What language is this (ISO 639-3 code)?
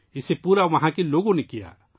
urd